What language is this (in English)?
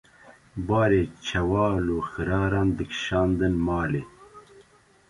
Kurdish